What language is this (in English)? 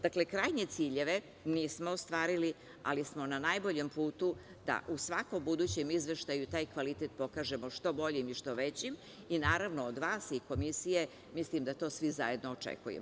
Serbian